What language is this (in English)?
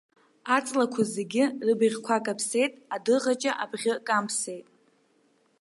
Abkhazian